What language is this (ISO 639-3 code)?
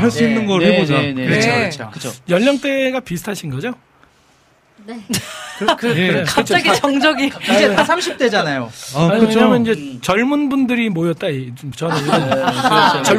kor